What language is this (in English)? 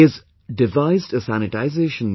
English